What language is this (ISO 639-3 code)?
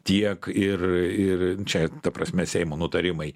lit